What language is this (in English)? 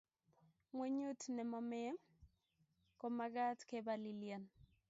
Kalenjin